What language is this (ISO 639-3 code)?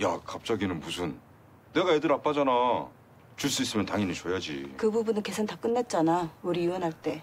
kor